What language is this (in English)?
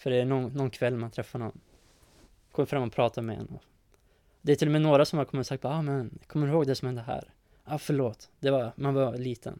Swedish